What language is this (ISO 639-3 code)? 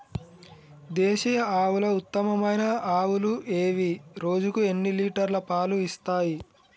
tel